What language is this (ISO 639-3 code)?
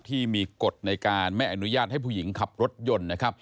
tha